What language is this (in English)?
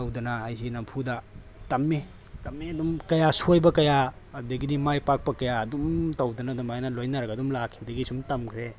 Manipuri